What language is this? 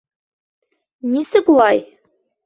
Bashkir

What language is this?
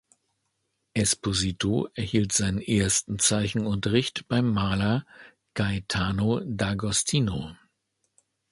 German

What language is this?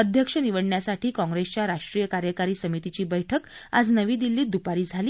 Marathi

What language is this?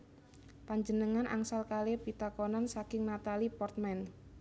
Javanese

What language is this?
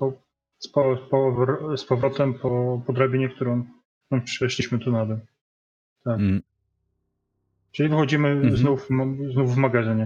Polish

